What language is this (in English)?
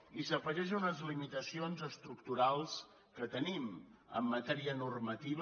Catalan